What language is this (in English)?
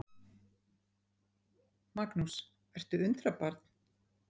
Icelandic